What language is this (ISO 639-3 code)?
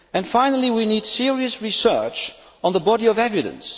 eng